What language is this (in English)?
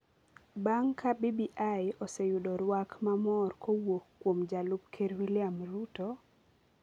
Luo (Kenya and Tanzania)